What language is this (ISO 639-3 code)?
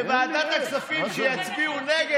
heb